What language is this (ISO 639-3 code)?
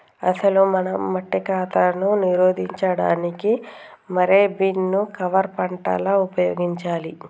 tel